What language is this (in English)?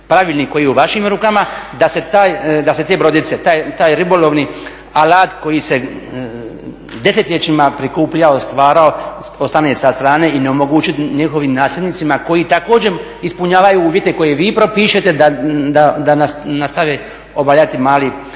Croatian